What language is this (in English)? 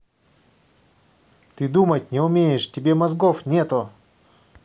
Russian